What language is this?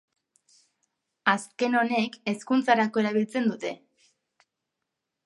Basque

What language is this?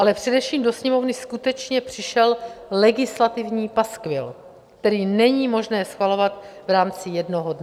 Czech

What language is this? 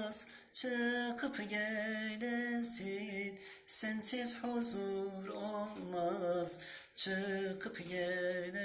Turkish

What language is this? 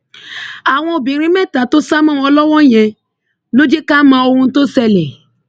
Yoruba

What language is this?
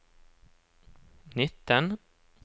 Norwegian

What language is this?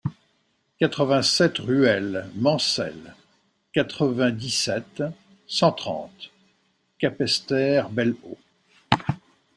French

